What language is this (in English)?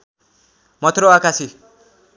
Nepali